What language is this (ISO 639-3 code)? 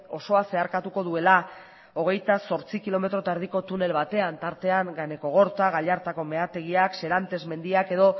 eus